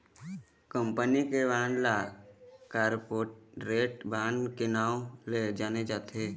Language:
Chhattisgarhi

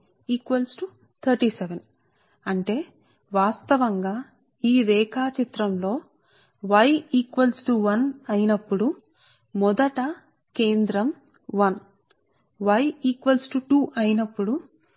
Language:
Telugu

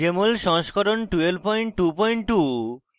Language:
Bangla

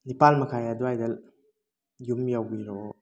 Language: Manipuri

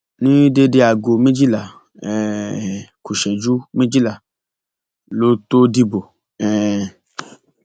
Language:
Yoruba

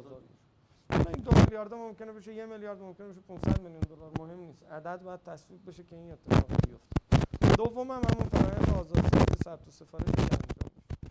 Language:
Persian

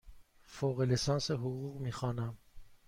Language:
Persian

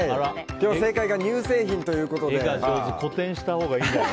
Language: Japanese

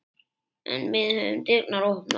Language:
Icelandic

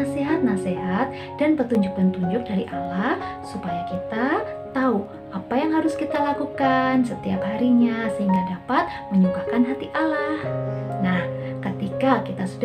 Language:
Indonesian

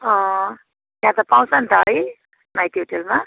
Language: Nepali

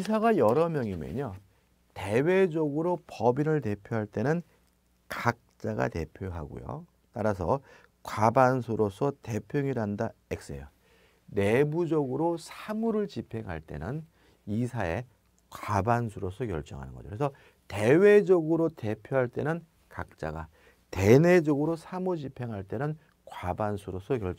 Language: Korean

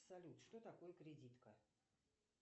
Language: Russian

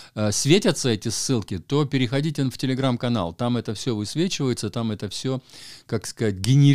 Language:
Russian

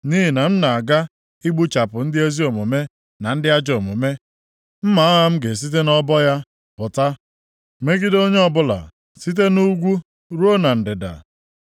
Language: Igbo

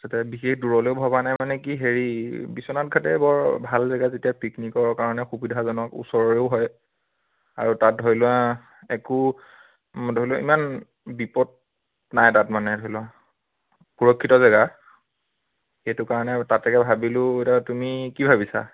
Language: Assamese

